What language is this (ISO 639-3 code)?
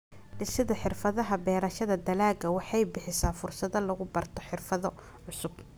som